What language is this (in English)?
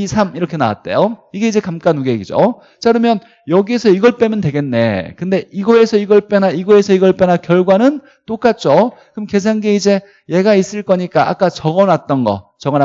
Korean